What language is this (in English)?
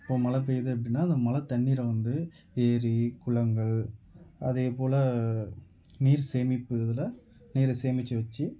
Tamil